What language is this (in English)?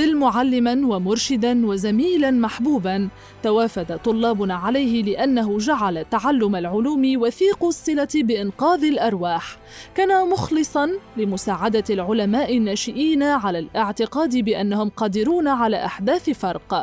Arabic